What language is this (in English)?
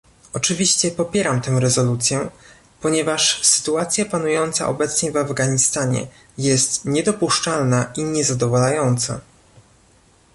Polish